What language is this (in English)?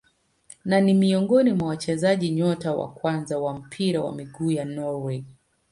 Swahili